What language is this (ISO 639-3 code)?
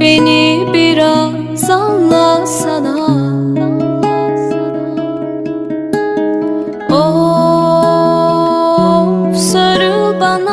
ara